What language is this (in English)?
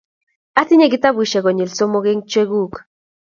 Kalenjin